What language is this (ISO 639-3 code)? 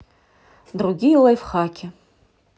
rus